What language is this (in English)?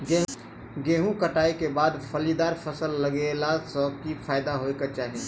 Maithili